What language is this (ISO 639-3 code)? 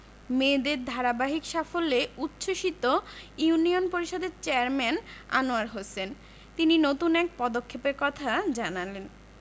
ben